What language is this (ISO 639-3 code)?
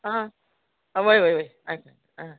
kok